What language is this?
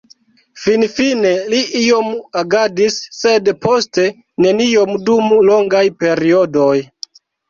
Esperanto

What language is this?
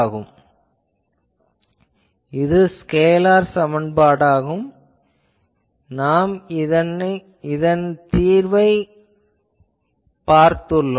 Tamil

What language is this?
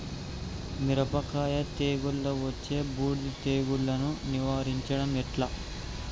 Telugu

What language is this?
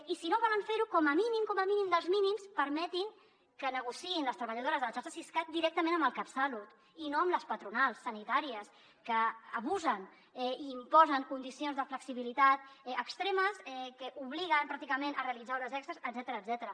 Catalan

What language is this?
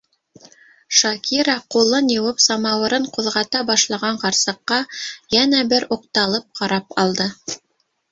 Bashkir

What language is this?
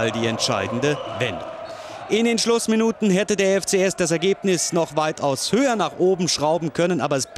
German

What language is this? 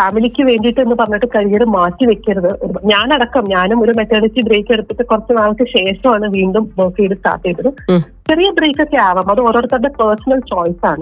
Malayalam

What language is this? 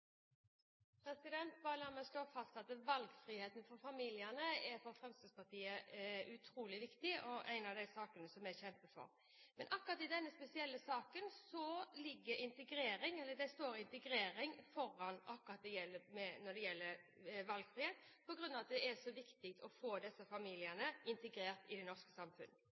Norwegian Bokmål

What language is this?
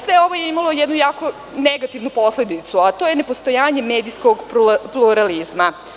Serbian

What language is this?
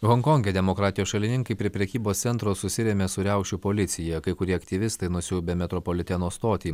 Lithuanian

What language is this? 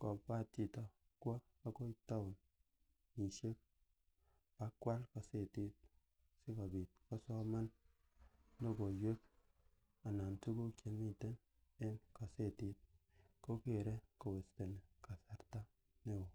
Kalenjin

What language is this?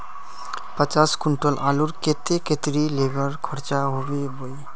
Magahi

